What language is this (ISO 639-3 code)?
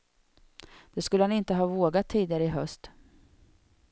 swe